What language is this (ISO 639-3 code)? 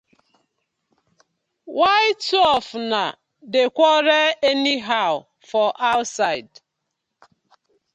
pcm